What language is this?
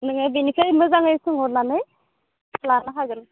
Bodo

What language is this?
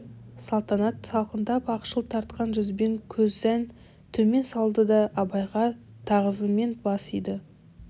Kazakh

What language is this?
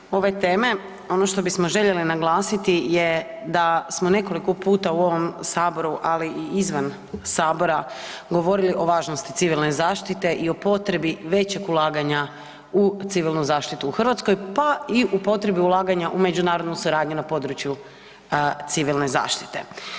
Croatian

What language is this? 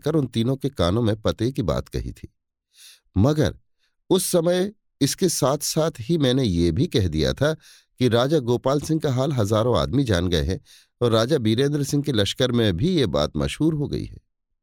Hindi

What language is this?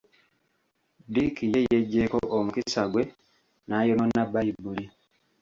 Ganda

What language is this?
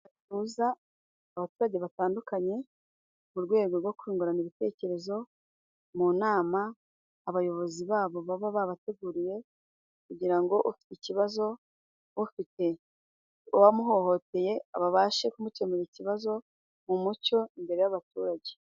Kinyarwanda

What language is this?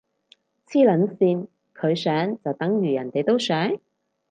Cantonese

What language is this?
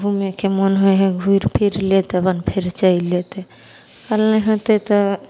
Maithili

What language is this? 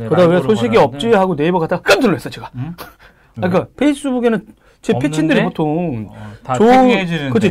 Korean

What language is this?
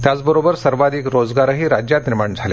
Marathi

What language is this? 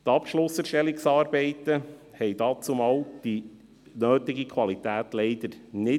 Swiss German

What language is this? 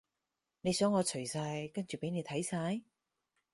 Cantonese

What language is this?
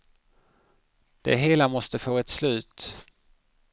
Swedish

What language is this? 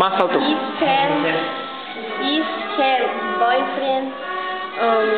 Vietnamese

